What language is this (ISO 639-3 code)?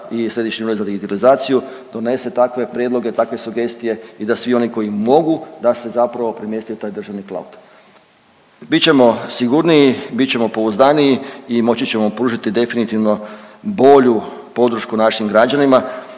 hrv